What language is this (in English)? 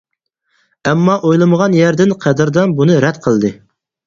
Uyghur